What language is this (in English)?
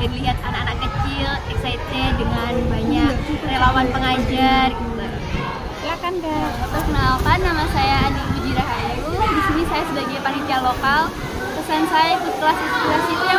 Indonesian